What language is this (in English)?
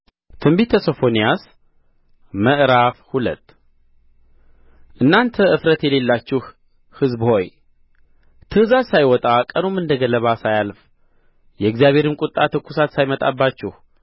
Amharic